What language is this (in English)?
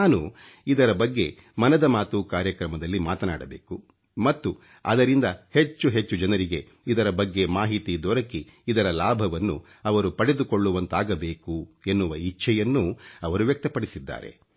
Kannada